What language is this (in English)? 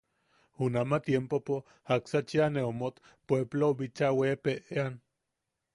Yaqui